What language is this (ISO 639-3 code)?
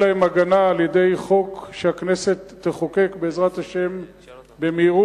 heb